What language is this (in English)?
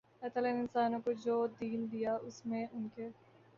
Urdu